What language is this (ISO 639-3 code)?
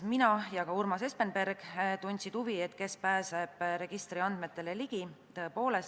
est